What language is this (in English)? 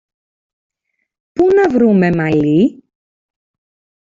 Greek